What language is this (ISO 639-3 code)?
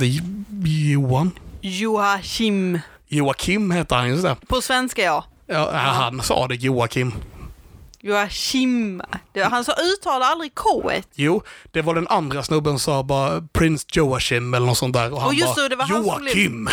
swe